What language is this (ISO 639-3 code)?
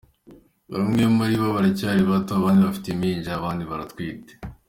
kin